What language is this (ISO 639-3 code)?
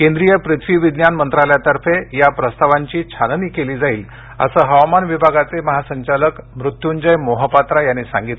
mar